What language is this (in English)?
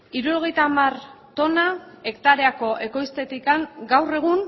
Basque